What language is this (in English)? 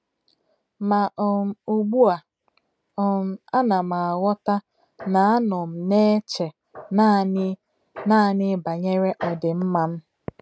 Igbo